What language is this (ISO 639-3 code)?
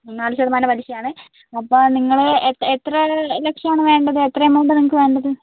mal